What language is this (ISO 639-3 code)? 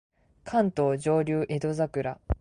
jpn